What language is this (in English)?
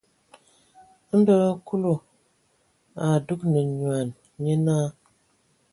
Ewondo